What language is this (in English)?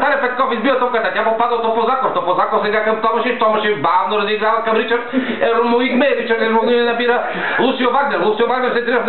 Greek